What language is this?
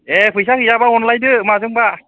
Bodo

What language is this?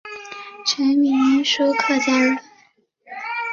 Chinese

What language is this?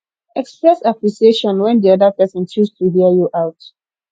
Nigerian Pidgin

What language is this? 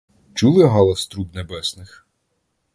Ukrainian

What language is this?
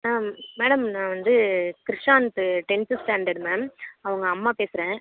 Tamil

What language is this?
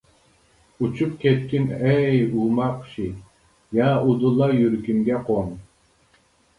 Uyghur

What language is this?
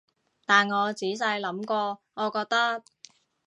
Cantonese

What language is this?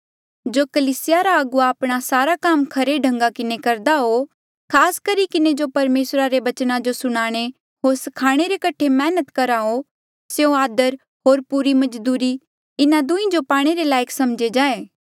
Mandeali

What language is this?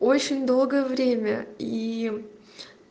Russian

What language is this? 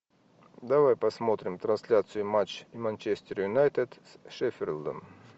Russian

